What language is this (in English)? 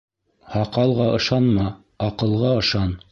Bashkir